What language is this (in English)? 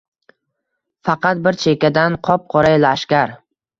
Uzbek